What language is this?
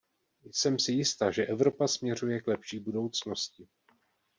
Czech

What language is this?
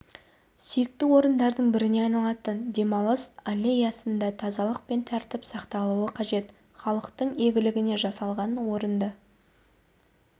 Kazakh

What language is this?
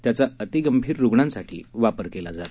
Marathi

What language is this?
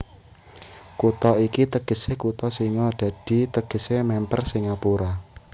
Javanese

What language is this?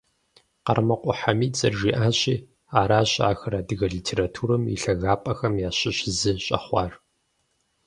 Kabardian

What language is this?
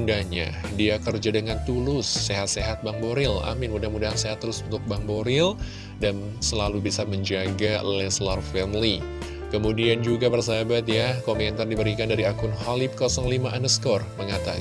Indonesian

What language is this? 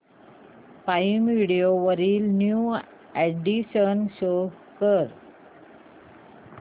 Marathi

